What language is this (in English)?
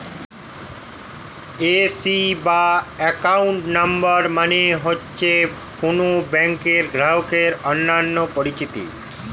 Bangla